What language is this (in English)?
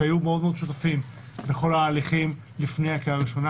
Hebrew